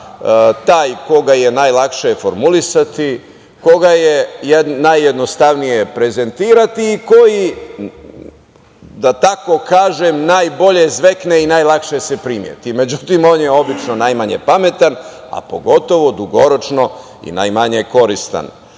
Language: Serbian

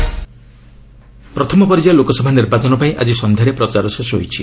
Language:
Odia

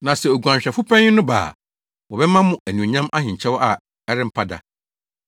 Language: Akan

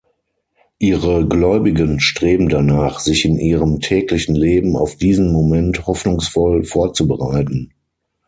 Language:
German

